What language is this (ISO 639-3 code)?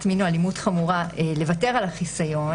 heb